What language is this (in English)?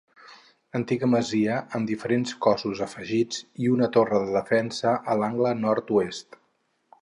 Catalan